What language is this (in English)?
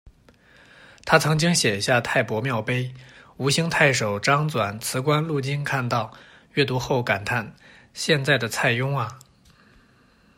Chinese